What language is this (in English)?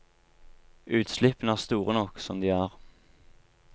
Norwegian